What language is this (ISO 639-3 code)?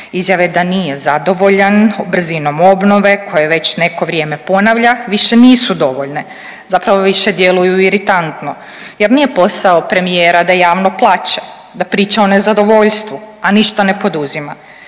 hrv